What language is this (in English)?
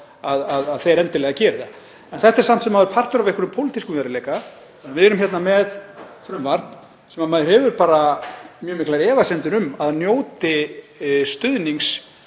Icelandic